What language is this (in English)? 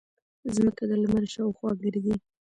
Pashto